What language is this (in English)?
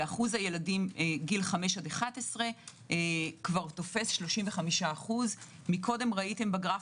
Hebrew